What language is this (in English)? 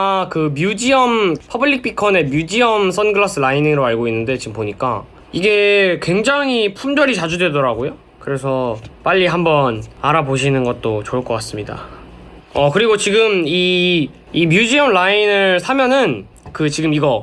Korean